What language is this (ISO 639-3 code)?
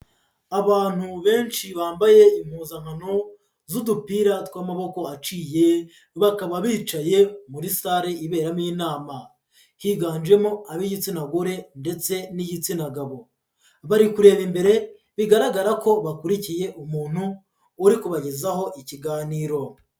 kin